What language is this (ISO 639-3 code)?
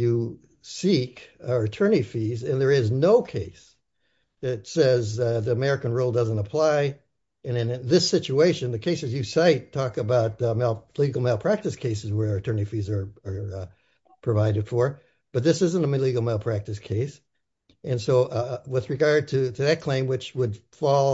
eng